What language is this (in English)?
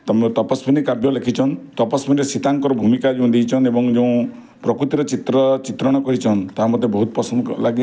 Odia